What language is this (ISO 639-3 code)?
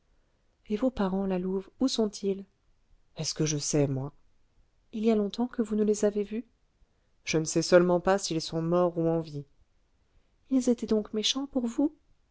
fra